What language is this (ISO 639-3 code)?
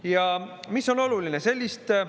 est